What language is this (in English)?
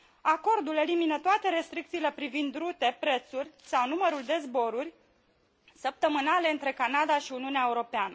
Romanian